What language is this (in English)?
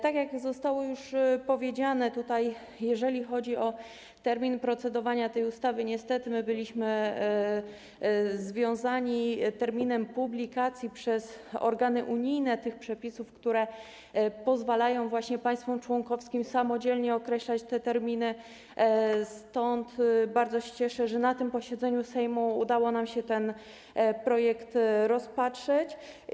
Polish